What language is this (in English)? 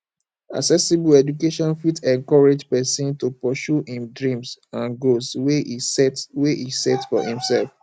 Nigerian Pidgin